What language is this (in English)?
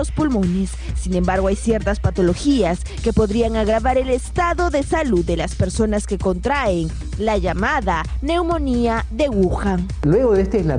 Spanish